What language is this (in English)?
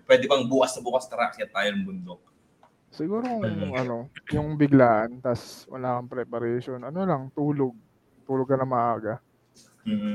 Filipino